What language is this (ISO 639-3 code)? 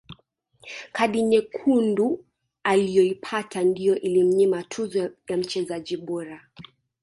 swa